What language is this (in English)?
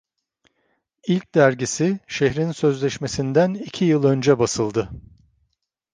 Turkish